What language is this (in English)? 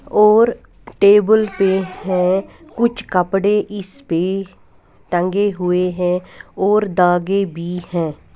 Hindi